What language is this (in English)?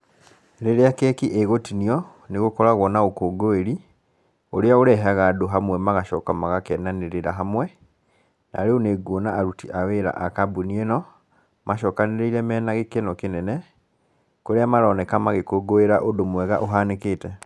Kikuyu